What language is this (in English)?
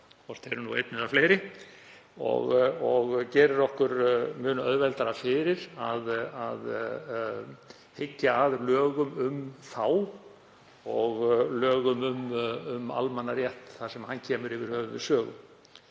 Icelandic